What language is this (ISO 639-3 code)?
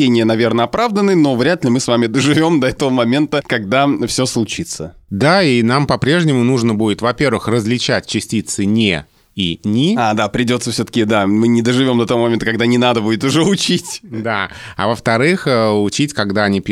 rus